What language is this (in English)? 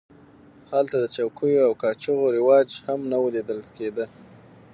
Pashto